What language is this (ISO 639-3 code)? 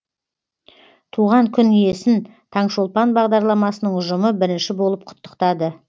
kaz